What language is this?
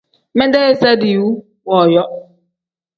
Tem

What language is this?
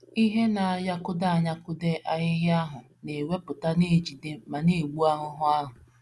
Igbo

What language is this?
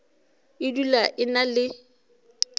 Northern Sotho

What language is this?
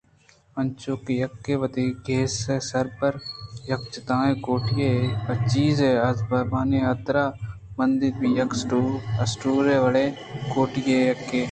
Eastern Balochi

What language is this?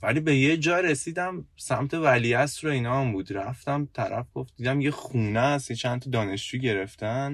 Persian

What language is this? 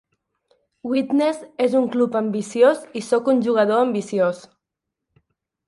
Catalan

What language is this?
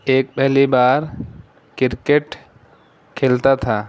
Urdu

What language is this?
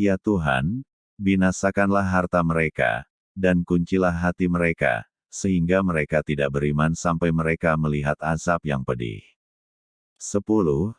Indonesian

